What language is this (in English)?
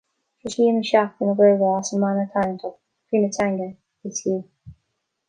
Irish